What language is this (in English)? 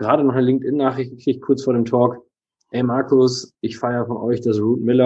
German